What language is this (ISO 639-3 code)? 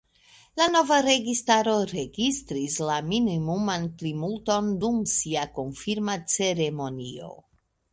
epo